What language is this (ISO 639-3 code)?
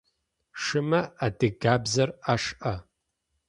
ady